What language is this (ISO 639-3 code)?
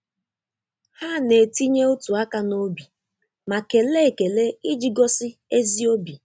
ibo